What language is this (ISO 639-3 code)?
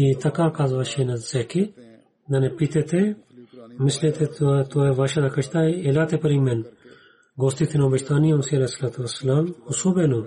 bul